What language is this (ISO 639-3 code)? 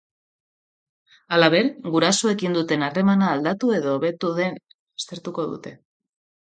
eus